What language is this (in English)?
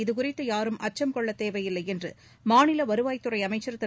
Tamil